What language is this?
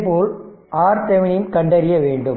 Tamil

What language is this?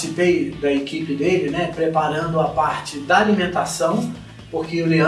Portuguese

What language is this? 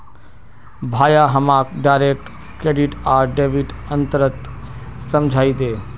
Magahi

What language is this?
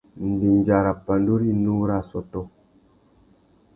Tuki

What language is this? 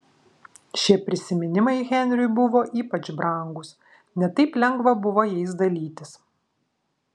Lithuanian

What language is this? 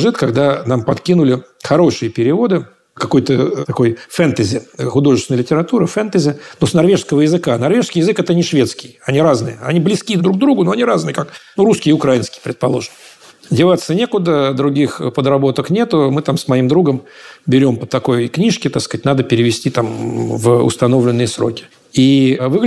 Russian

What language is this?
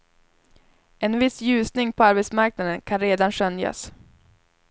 Swedish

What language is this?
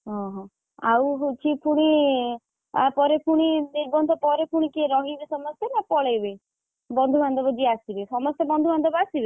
Odia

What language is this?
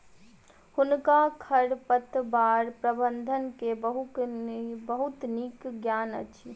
Maithili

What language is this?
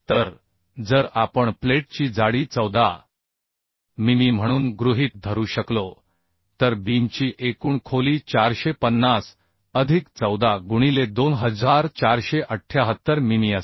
Marathi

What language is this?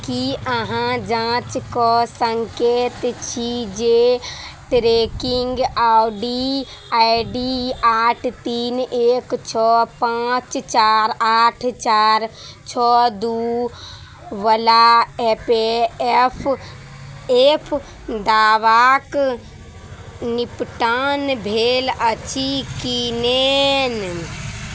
Maithili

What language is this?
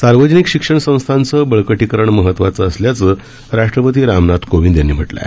Marathi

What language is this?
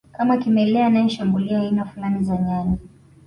Swahili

